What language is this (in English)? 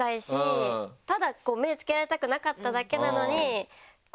Japanese